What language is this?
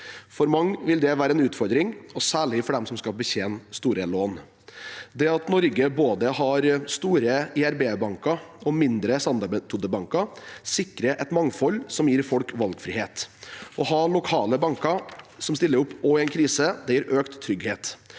Norwegian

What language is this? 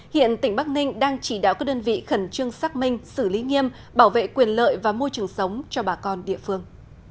Vietnamese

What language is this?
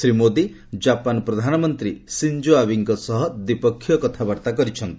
Odia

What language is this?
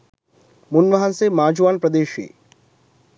Sinhala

